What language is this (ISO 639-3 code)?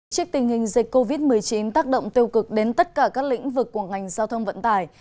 vie